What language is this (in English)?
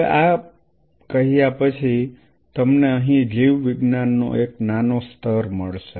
Gujarati